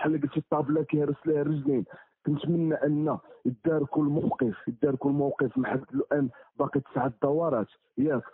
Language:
Arabic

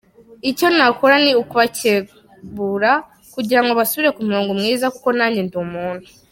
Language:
Kinyarwanda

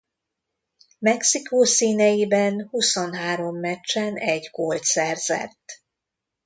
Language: Hungarian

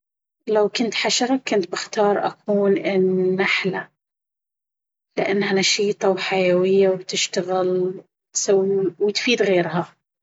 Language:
Baharna Arabic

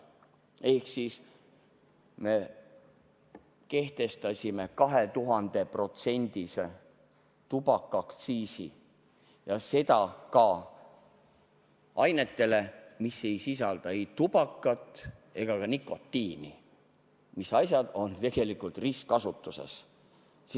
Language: Estonian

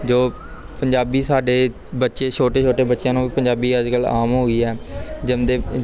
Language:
Punjabi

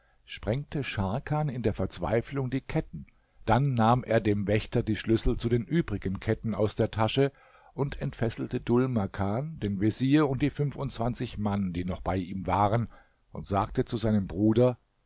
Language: German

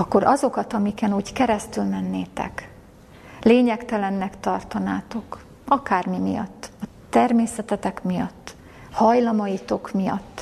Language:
Hungarian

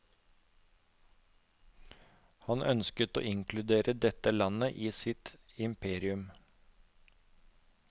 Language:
Norwegian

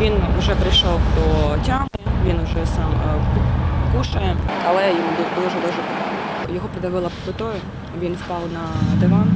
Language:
Ukrainian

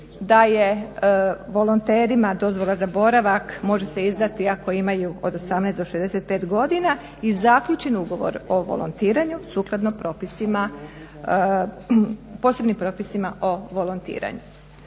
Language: Croatian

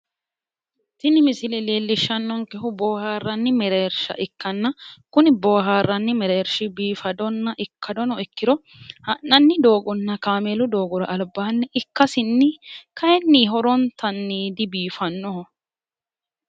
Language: Sidamo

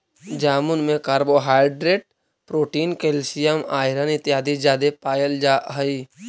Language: Magahi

